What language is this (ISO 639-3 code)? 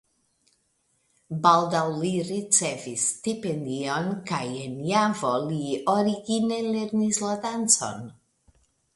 epo